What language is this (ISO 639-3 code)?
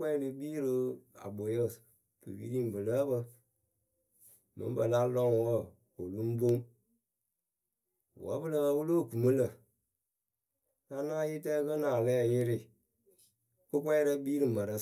keu